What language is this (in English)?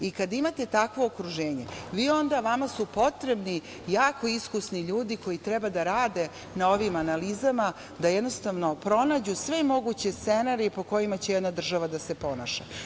Serbian